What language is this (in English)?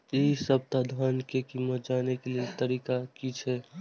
Maithili